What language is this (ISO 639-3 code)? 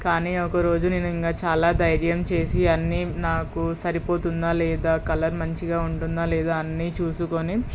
tel